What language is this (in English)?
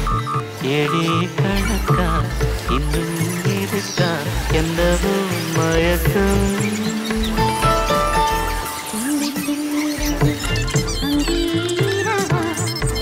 Indonesian